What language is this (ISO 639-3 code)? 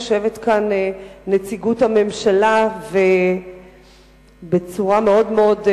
heb